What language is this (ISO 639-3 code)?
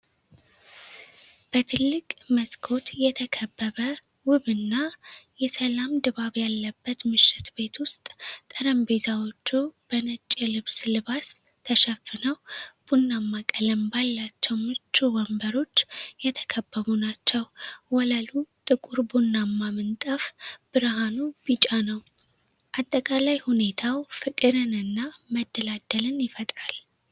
amh